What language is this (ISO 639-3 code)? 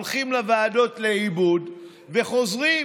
heb